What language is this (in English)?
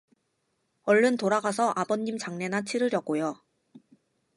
Korean